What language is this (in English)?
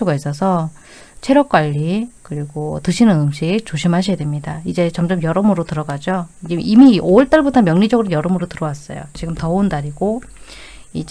Korean